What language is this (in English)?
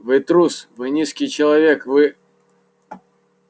Russian